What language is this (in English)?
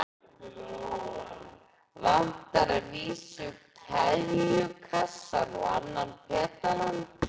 Icelandic